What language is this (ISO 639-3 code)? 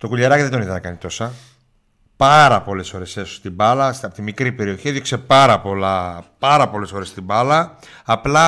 ell